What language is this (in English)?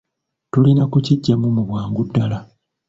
Ganda